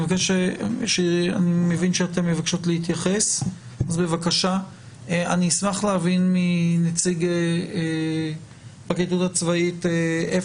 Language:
Hebrew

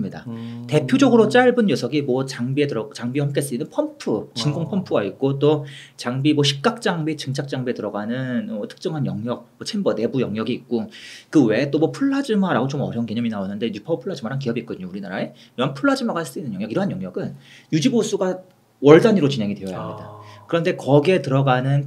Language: Korean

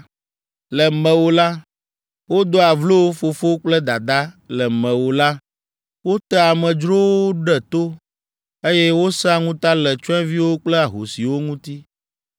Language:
Ewe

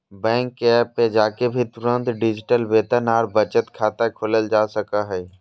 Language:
Magahi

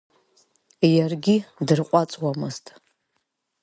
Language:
Abkhazian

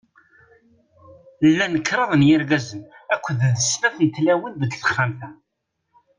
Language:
Kabyle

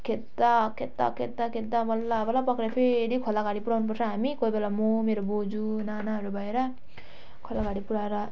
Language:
Nepali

